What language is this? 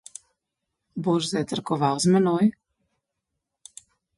Slovenian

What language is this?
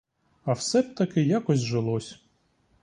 Ukrainian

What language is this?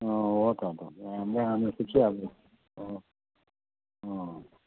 Nepali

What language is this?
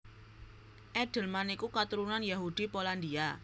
Javanese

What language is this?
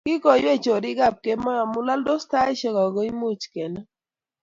Kalenjin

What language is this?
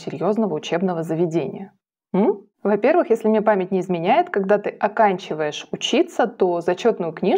Russian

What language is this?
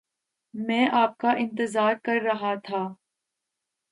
Urdu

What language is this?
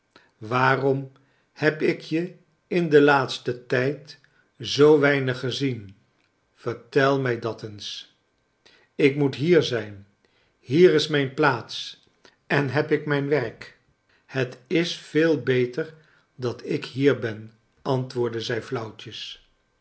Dutch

